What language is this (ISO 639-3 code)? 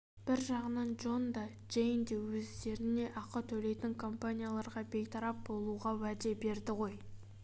kaz